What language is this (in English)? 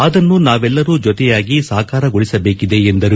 Kannada